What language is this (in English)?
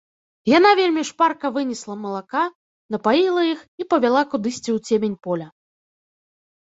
Belarusian